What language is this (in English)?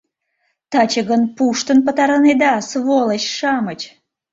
Mari